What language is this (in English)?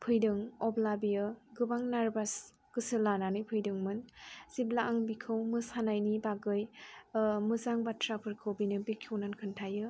Bodo